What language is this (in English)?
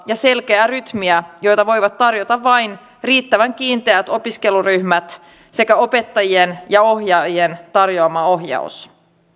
Finnish